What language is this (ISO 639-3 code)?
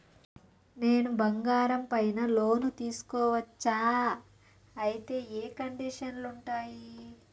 tel